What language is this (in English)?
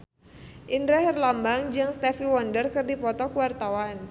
Sundanese